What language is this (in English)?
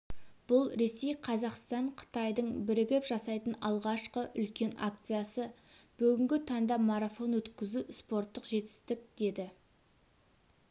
Kazakh